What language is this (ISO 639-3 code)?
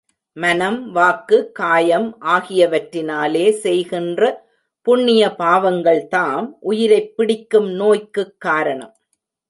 tam